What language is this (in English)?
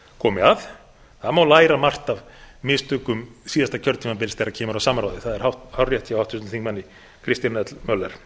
Icelandic